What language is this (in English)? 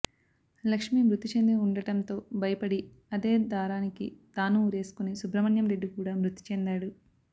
Telugu